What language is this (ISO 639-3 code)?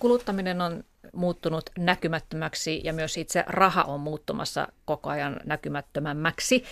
fin